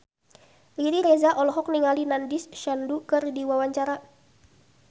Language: Sundanese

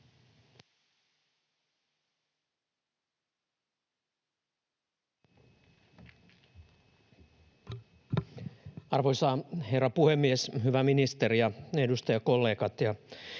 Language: Finnish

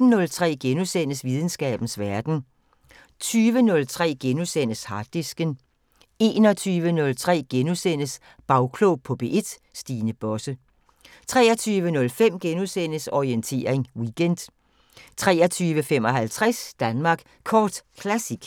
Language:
Danish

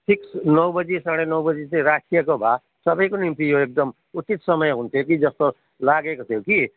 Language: Nepali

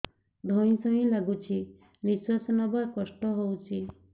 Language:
Odia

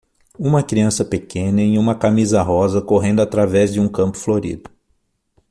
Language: Portuguese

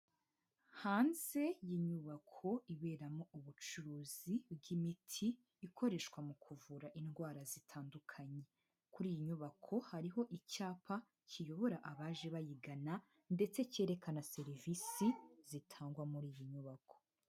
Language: Kinyarwanda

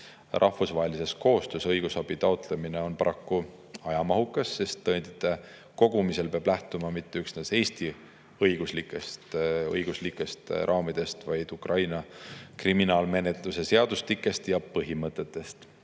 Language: Estonian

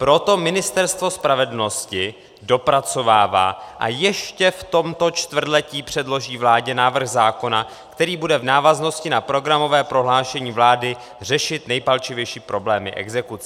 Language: Czech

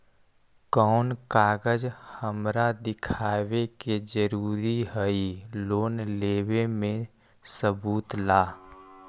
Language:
Magahi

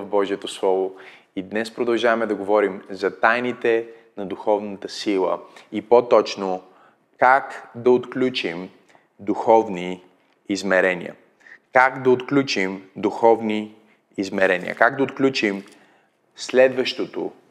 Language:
Bulgarian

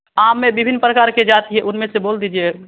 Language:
Hindi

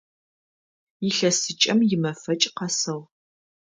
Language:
Adyghe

